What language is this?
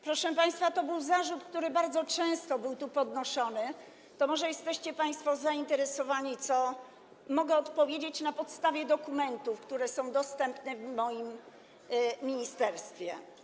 Polish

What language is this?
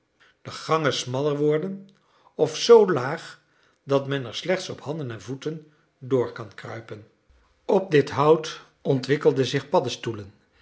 Dutch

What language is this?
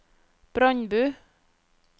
Norwegian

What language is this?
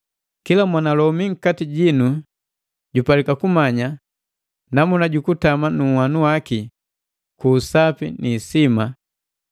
Matengo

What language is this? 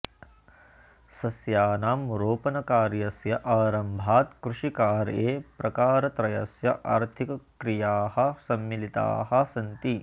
Sanskrit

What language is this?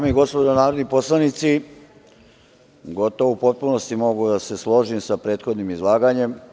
Serbian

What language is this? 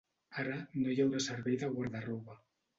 Catalan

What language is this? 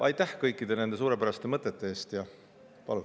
Estonian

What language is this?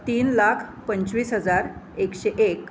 Marathi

